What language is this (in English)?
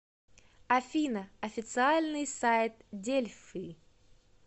Russian